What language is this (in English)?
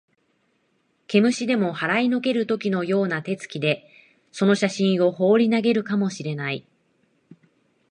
Japanese